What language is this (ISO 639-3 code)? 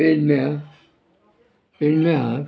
kok